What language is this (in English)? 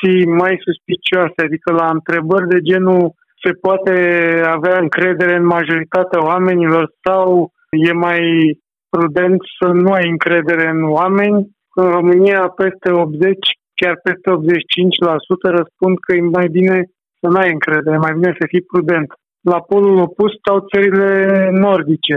Romanian